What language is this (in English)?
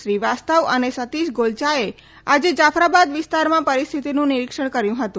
Gujarati